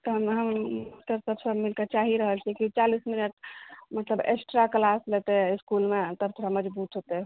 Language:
Maithili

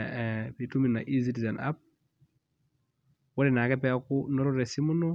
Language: Masai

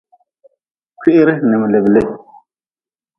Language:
Nawdm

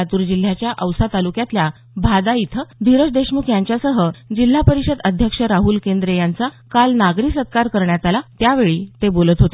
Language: Marathi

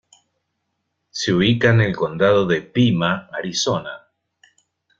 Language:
Spanish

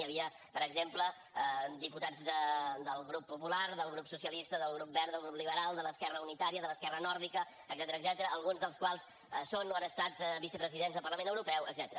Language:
Catalan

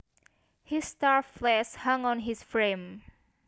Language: Javanese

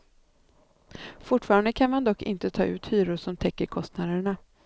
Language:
Swedish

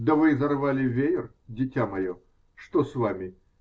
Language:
Russian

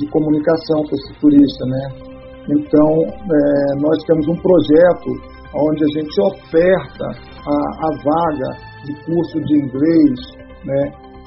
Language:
Portuguese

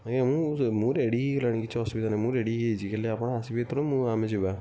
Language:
Odia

